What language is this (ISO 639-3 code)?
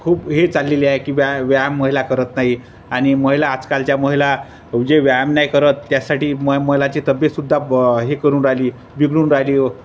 mar